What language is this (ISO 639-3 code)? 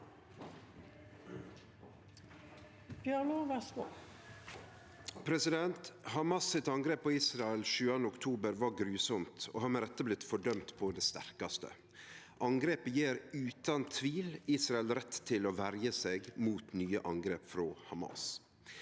nor